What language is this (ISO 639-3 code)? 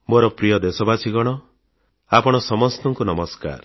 ori